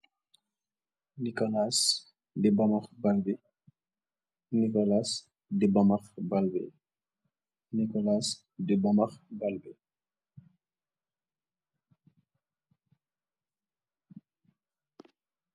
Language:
Wolof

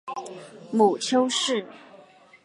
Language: Chinese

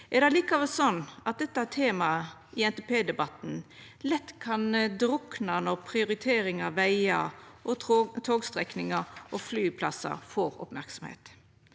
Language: Norwegian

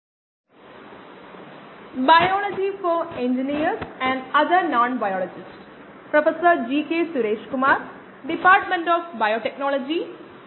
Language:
Malayalam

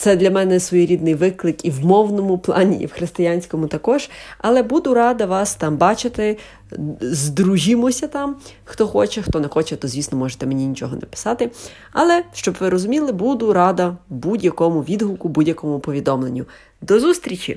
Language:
Ukrainian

